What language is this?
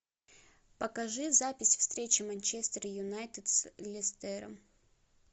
Russian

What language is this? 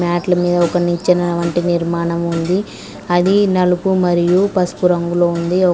Telugu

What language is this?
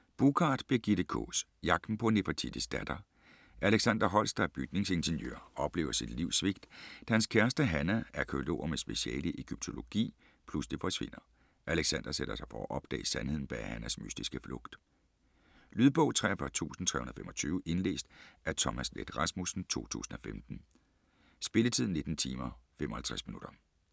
Danish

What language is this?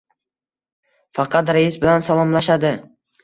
Uzbek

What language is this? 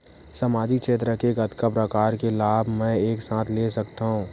Chhattisgarhi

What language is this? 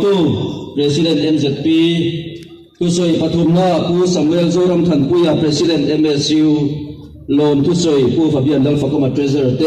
Arabic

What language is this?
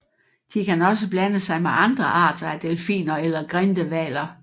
Danish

